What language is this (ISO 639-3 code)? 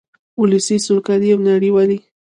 pus